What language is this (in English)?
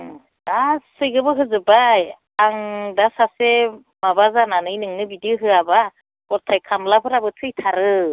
Bodo